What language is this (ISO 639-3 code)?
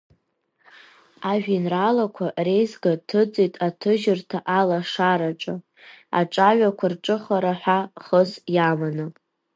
abk